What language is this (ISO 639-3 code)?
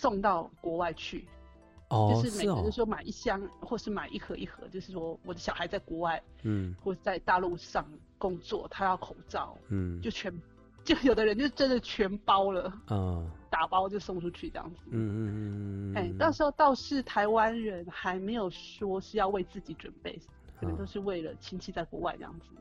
zho